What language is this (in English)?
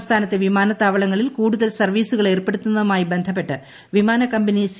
Malayalam